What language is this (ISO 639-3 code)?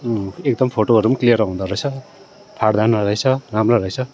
nep